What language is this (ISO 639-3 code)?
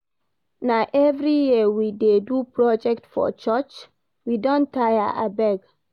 pcm